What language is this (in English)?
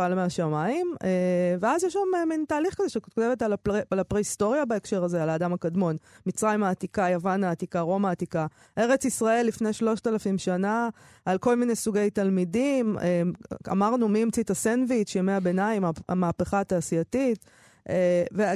Hebrew